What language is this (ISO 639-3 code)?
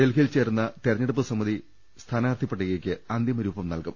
mal